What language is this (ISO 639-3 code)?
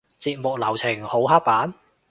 yue